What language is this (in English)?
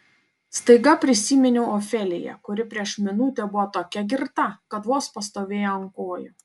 Lithuanian